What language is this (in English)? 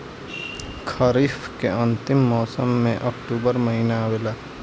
Bhojpuri